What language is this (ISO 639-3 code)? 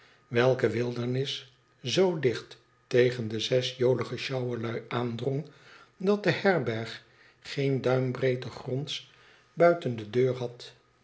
nld